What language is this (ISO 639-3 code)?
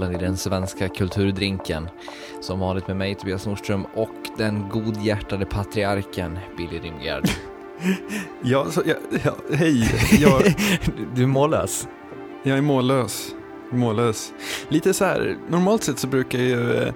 swe